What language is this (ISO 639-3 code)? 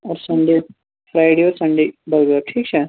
kas